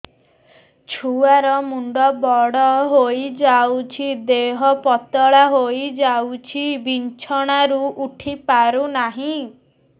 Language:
Odia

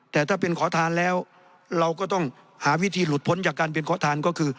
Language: Thai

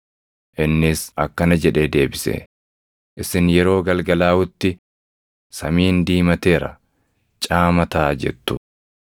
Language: Oromo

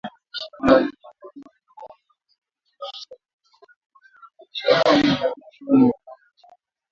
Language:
Swahili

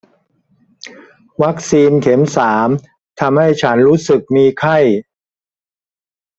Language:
Thai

